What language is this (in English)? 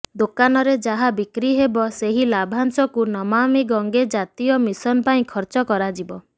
Odia